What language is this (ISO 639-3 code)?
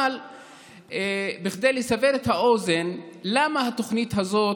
heb